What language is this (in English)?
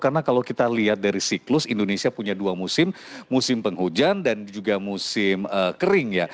Indonesian